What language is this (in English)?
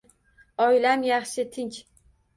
Uzbek